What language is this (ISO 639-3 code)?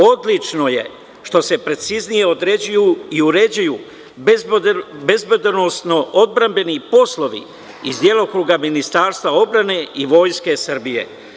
srp